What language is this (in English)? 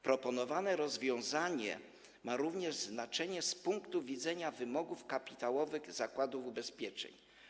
Polish